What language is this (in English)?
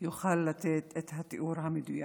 Hebrew